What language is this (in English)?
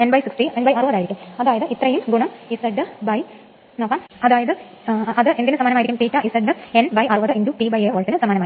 Malayalam